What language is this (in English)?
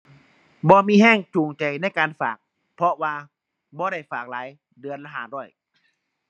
Thai